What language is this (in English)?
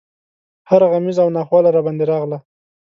Pashto